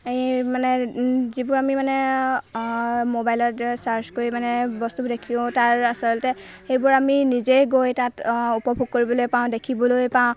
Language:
Assamese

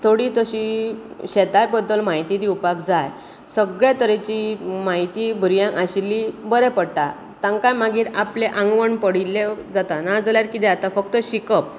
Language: Konkani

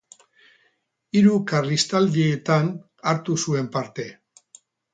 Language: Basque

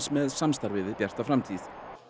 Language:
Icelandic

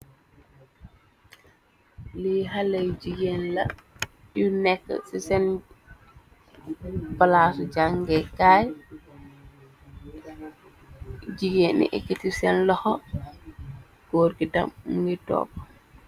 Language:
Wolof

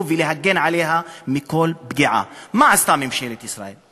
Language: Hebrew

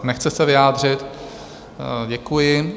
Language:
Czech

